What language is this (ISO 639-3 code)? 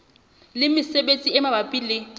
sot